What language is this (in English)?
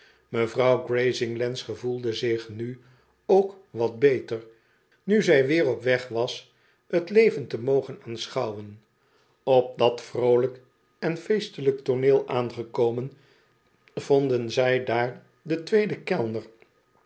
Dutch